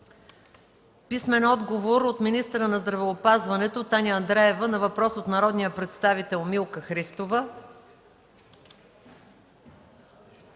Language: Bulgarian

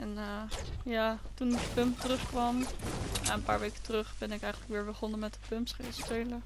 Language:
Dutch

